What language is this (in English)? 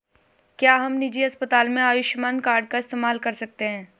Hindi